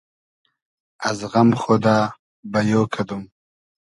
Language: Hazaragi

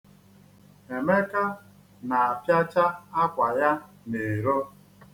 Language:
Igbo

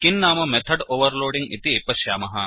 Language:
Sanskrit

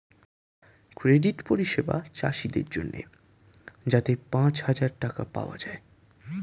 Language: Bangla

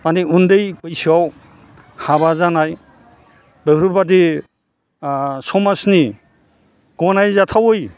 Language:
Bodo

